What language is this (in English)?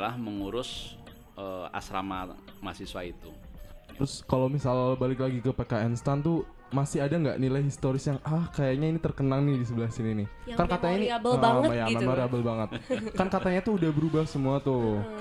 Indonesian